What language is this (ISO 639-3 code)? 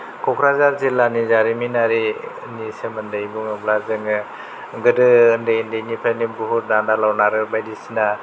brx